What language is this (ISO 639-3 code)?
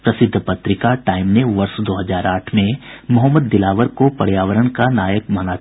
hin